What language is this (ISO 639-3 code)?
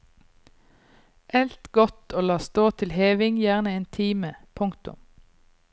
nor